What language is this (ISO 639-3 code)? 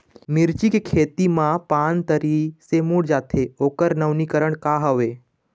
hne